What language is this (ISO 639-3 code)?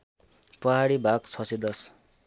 nep